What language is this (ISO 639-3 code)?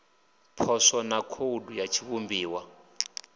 ven